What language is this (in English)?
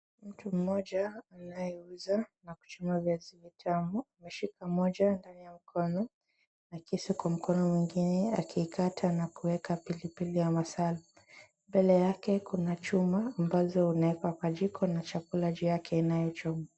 Swahili